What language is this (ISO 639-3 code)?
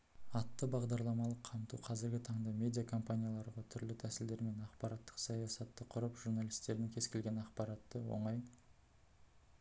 kaz